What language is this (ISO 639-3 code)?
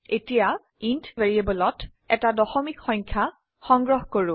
asm